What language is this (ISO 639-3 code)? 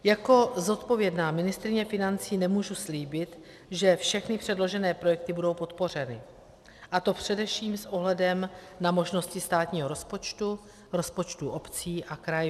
ces